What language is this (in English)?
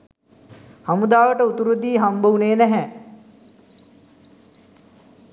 Sinhala